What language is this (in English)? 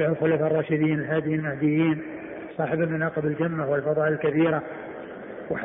Arabic